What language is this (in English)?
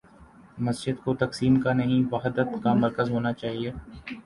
Urdu